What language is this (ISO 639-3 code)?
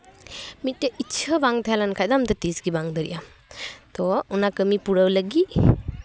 sat